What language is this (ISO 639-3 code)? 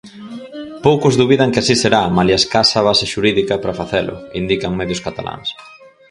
glg